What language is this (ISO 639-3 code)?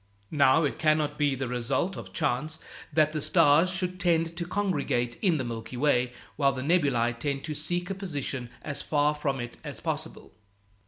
eng